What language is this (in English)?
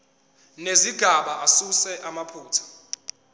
Zulu